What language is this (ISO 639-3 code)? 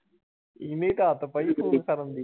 pan